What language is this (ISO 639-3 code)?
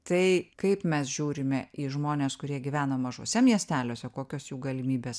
lit